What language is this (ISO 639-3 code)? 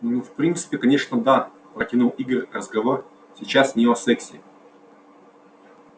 rus